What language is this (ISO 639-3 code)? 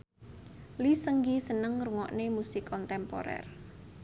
jav